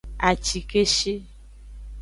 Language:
Aja (Benin)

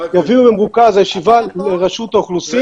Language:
Hebrew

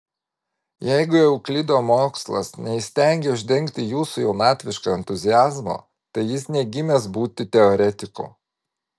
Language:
Lithuanian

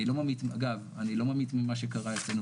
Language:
Hebrew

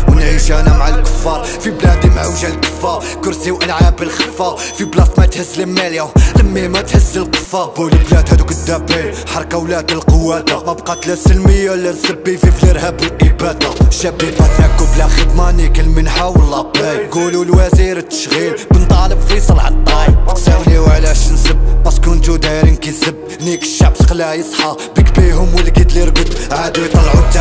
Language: Arabic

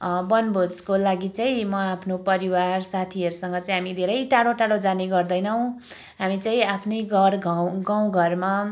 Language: Nepali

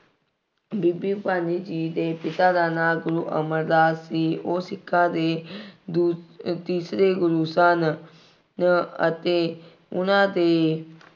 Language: Punjabi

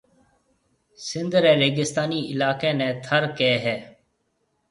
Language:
Marwari (Pakistan)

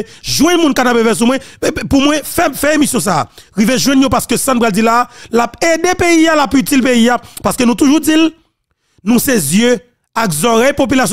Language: French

